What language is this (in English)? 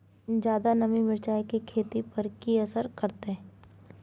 Maithili